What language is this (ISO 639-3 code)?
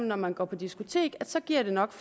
dan